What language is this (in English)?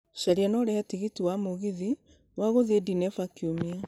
Kikuyu